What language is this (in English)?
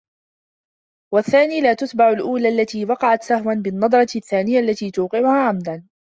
Arabic